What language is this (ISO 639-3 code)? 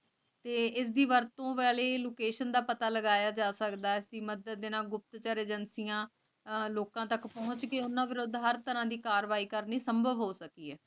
pan